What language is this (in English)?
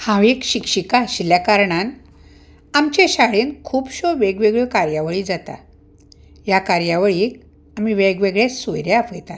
Konkani